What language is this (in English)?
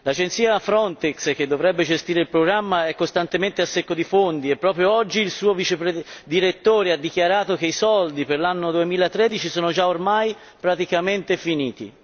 Italian